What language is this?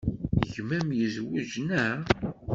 Kabyle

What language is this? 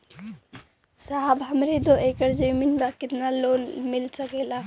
Bhojpuri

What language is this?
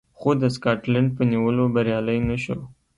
Pashto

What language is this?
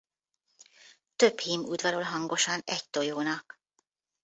Hungarian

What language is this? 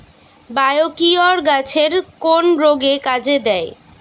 Bangla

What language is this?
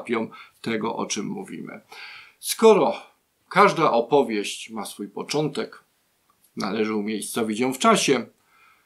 Polish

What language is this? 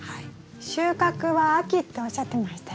Japanese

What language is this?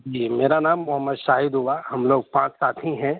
Urdu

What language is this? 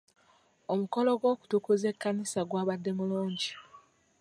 Ganda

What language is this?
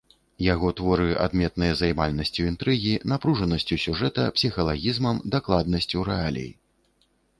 Belarusian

